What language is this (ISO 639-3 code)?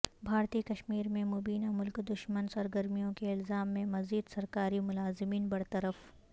urd